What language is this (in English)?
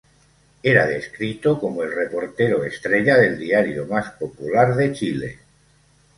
Spanish